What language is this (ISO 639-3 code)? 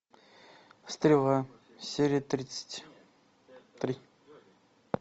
rus